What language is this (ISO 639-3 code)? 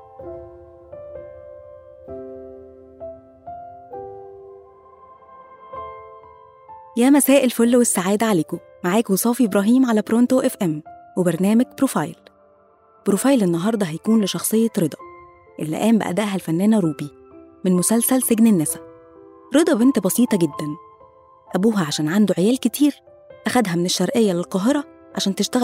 ara